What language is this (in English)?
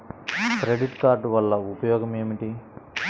Telugu